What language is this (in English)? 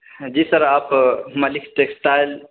Urdu